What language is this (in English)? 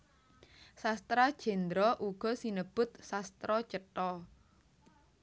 Javanese